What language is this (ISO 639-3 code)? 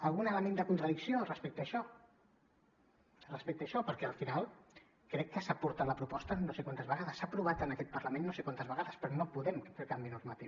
cat